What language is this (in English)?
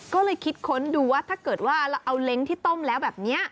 Thai